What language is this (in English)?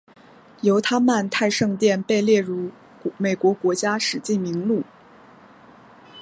Chinese